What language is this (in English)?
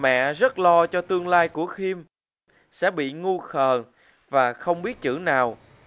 Vietnamese